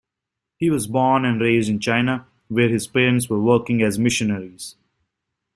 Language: English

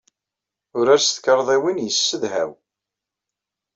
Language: Kabyle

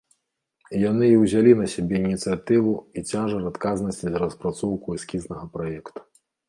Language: Belarusian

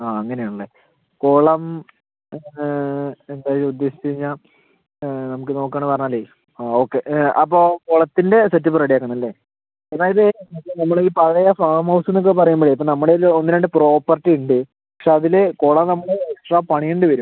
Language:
Malayalam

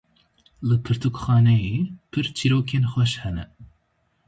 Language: Kurdish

